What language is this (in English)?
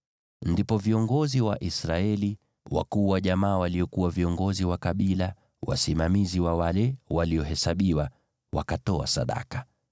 Swahili